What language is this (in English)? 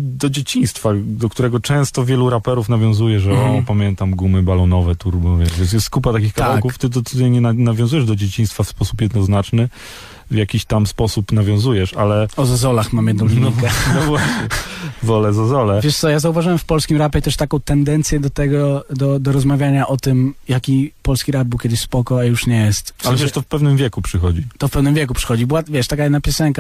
Polish